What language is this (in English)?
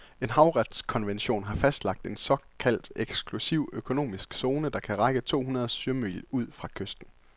Danish